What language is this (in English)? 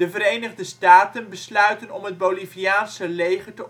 Dutch